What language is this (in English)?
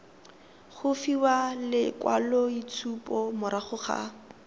Tswana